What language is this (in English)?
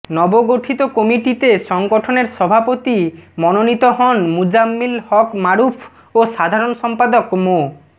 Bangla